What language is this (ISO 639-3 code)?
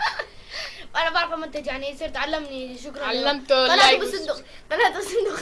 ara